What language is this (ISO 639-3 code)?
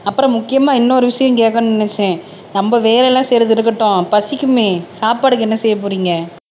tam